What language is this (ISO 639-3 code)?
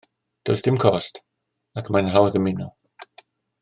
cym